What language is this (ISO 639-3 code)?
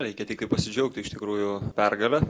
lit